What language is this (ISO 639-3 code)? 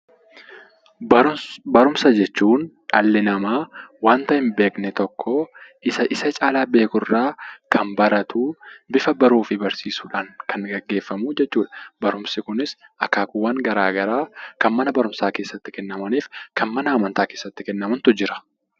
orm